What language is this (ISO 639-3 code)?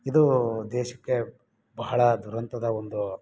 kan